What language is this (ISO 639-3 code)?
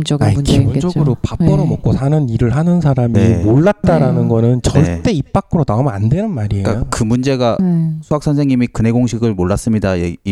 kor